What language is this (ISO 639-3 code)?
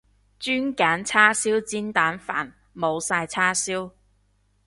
yue